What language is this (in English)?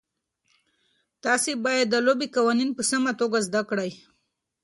Pashto